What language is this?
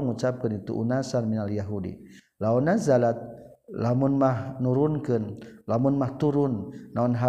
Malay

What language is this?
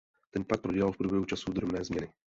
Czech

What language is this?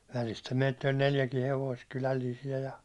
Finnish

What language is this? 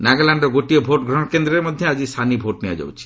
Odia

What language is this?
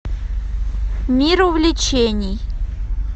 Russian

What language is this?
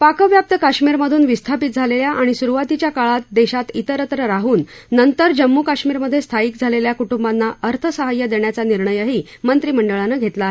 Marathi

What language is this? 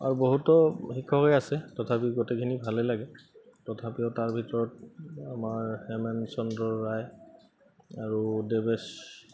Assamese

